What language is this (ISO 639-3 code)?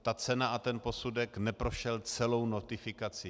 ces